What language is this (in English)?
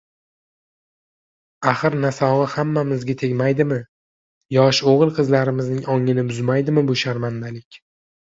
Uzbek